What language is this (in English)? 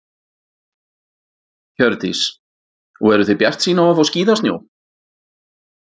Icelandic